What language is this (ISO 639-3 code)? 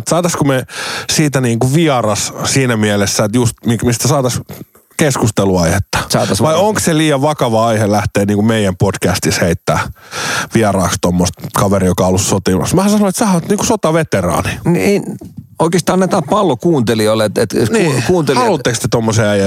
fin